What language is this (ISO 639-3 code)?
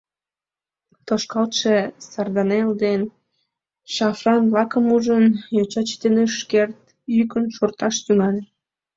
chm